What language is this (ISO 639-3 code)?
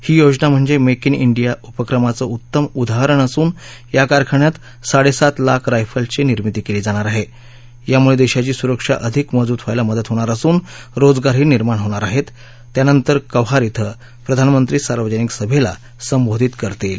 mar